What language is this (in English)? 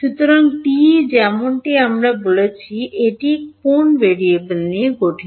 Bangla